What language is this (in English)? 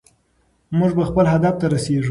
Pashto